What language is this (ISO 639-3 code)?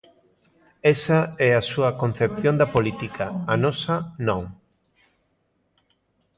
glg